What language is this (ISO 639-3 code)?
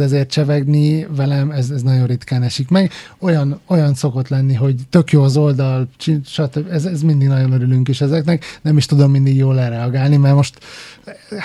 hun